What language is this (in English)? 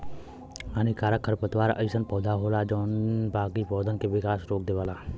Bhojpuri